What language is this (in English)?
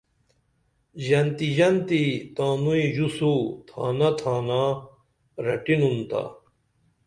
Dameli